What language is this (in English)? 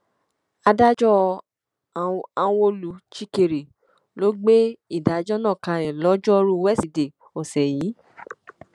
Yoruba